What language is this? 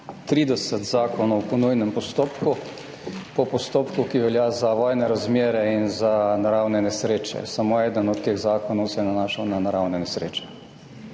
Slovenian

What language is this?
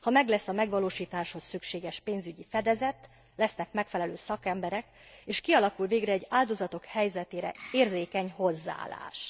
Hungarian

